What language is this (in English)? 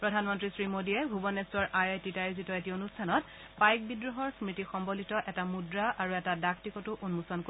Assamese